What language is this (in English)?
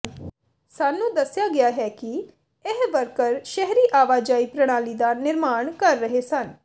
Punjabi